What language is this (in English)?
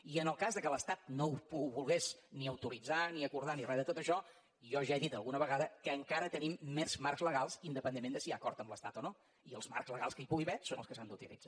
Catalan